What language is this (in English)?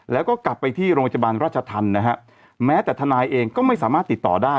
Thai